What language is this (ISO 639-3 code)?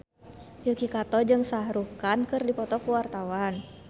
sun